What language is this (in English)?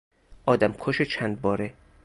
Persian